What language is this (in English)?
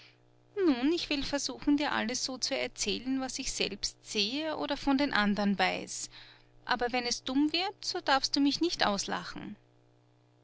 German